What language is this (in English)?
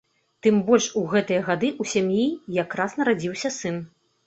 Belarusian